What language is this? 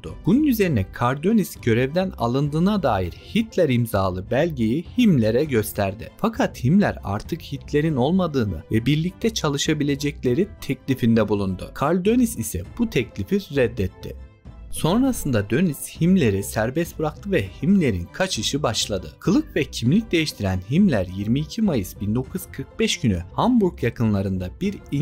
Turkish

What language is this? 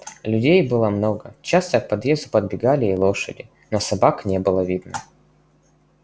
Russian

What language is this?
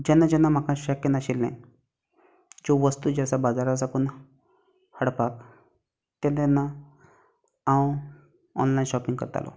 Konkani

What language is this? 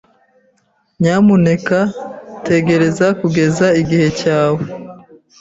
Kinyarwanda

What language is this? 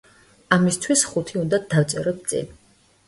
Georgian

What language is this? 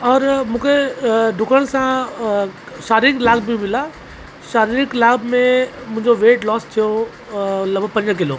Sindhi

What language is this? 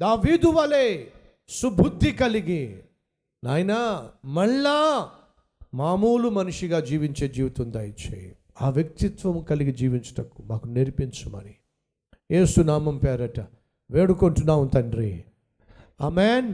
Telugu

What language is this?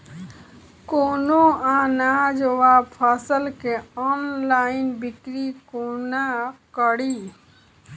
Maithili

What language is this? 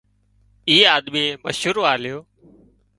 Wadiyara Koli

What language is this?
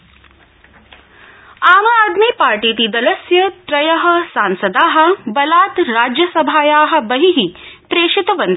Sanskrit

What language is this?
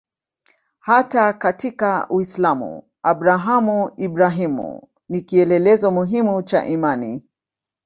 Swahili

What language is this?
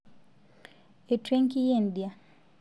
Masai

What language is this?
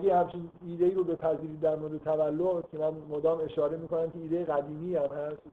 Persian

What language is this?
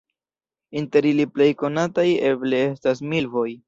Esperanto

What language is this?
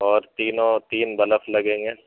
Urdu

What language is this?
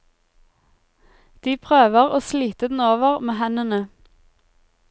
Norwegian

